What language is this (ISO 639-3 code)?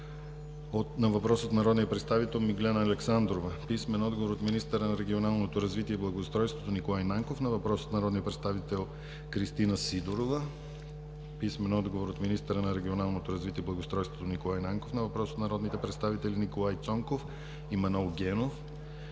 bul